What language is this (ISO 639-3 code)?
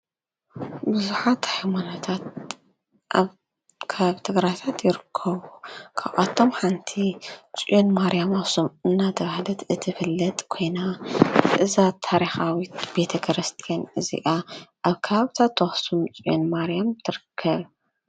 tir